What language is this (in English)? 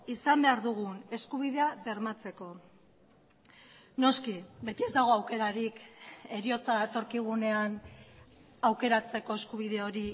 Basque